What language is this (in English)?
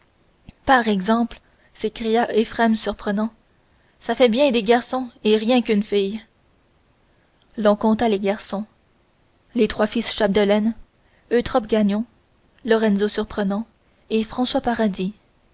French